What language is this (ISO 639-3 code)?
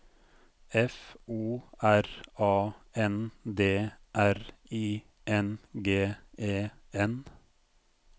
nor